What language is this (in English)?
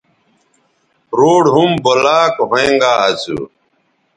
Bateri